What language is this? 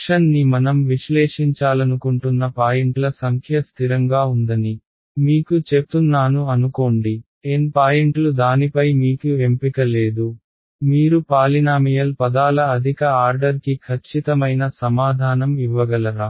Telugu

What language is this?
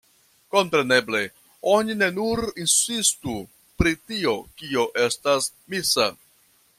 Esperanto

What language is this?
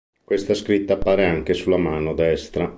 Italian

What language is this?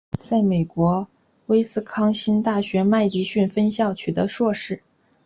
Chinese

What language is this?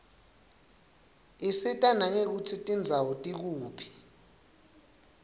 Swati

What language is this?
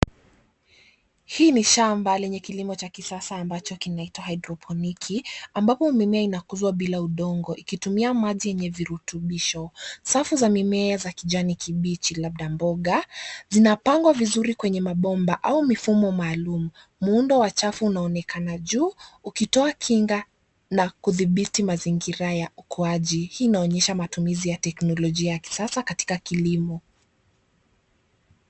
Swahili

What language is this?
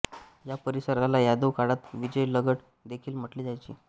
Marathi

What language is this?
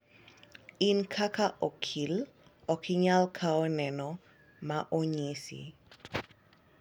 Luo (Kenya and Tanzania)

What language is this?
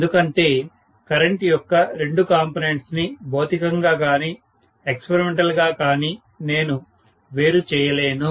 Telugu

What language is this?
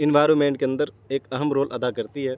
Urdu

